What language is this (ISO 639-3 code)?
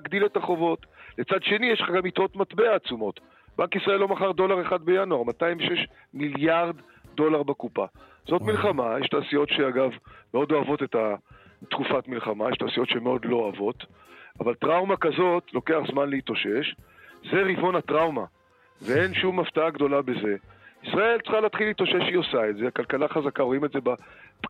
heb